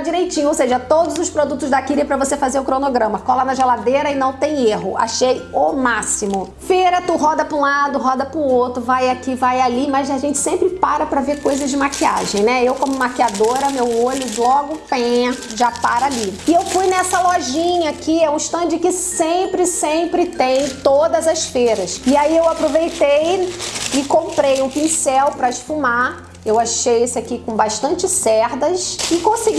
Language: Portuguese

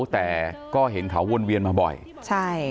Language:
Thai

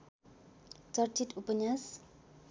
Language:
Nepali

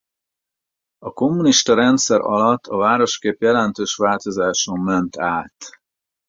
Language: Hungarian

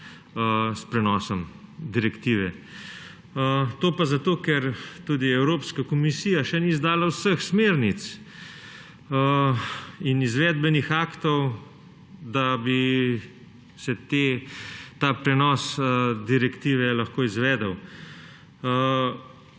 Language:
Slovenian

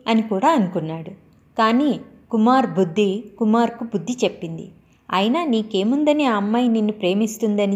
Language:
Telugu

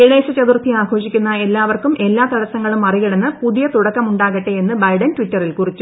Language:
Malayalam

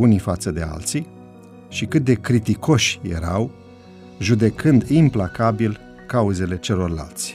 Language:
Romanian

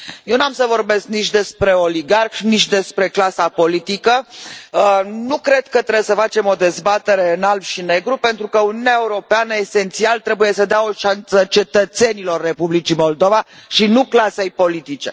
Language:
Romanian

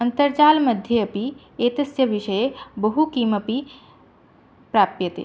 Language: Sanskrit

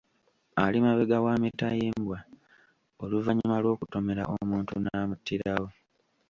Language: Ganda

